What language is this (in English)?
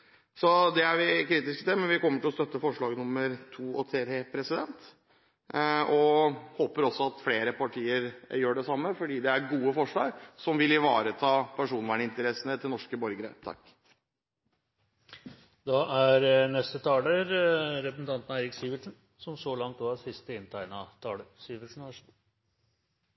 Norwegian Bokmål